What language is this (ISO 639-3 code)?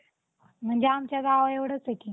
mar